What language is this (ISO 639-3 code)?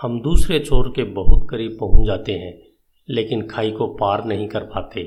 hin